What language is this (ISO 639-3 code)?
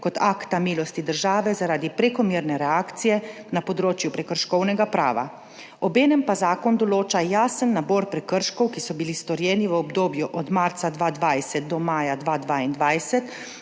slv